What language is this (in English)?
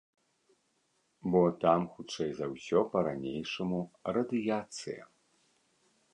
Belarusian